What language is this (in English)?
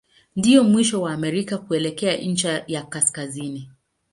Swahili